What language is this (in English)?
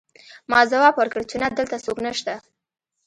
Pashto